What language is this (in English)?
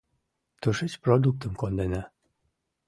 Mari